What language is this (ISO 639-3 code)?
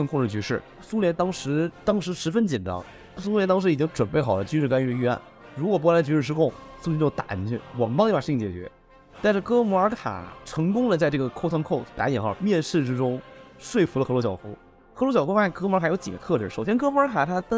zho